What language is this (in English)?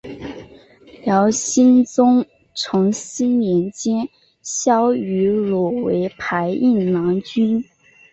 Chinese